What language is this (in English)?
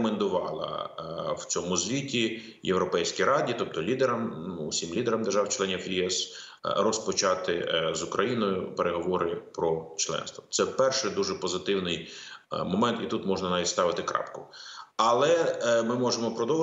Ukrainian